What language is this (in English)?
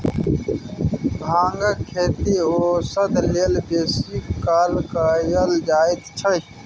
Maithili